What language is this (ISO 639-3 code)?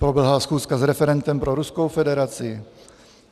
ces